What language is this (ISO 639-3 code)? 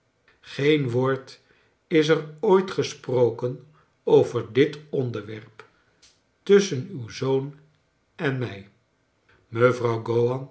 nld